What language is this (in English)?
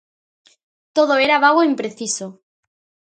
Galician